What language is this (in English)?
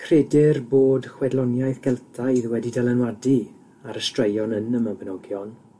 Welsh